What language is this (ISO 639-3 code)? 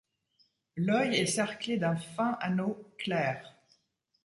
fra